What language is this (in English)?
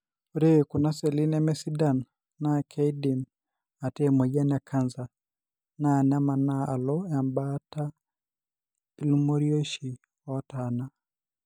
Masai